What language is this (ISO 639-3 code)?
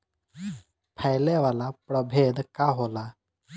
bho